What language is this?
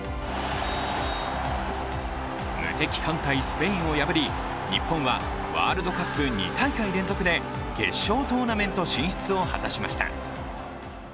Japanese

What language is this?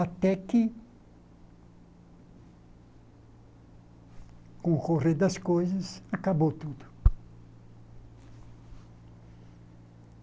Portuguese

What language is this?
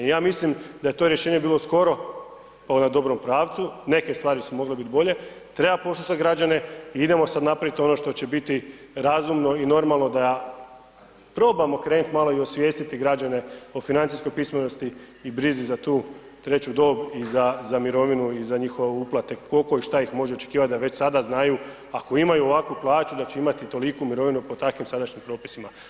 Croatian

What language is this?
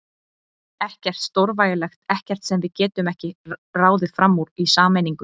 Icelandic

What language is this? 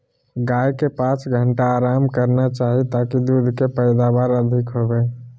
Magahi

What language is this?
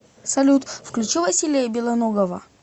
Russian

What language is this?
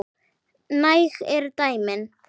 Icelandic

